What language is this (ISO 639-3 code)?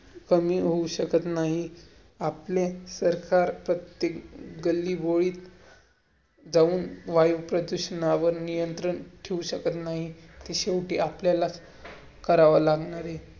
mar